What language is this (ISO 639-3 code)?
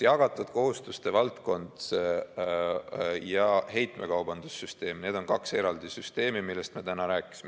est